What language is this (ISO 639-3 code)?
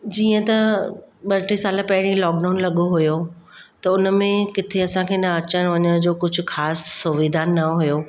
snd